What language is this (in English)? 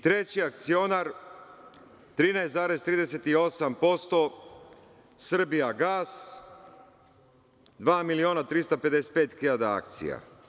Serbian